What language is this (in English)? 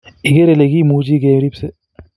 Kalenjin